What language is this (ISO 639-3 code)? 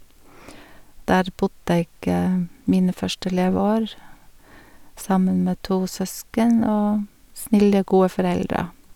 nor